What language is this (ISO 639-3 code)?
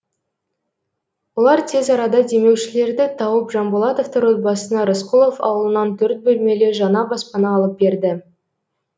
kaz